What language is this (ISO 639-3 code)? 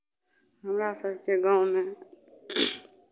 mai